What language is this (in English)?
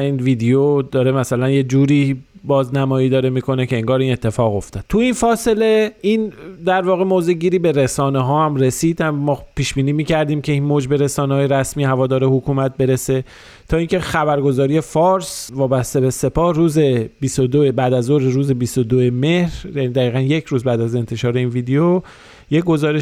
Persian